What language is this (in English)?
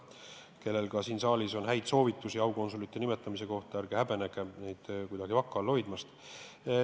Estonian